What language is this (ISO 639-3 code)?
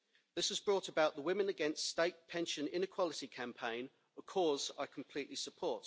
eng